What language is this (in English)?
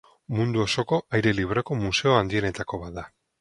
Basque